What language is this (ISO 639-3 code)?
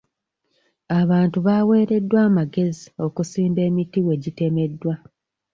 lug